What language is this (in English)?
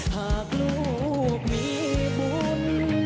Thai